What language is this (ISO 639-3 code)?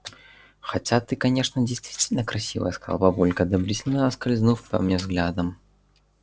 rus